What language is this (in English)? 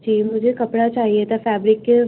Urdu